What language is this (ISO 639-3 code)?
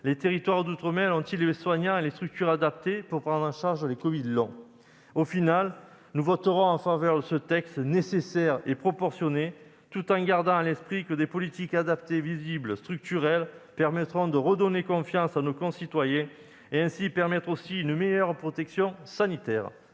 fra